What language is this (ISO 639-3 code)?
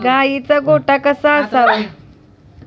mar